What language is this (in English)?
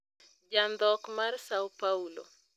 Luo (Kenya and Tanzania)